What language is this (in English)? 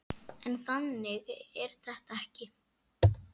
Icelandic